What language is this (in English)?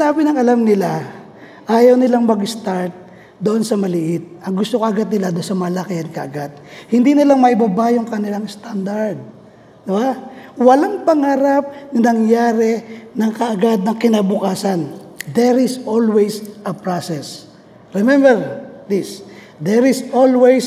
Filipino